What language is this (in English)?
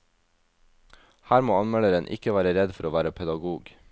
Norwegian